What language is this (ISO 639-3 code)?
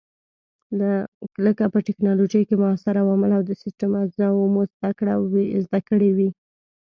pus